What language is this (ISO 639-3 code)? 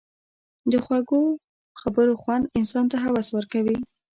pus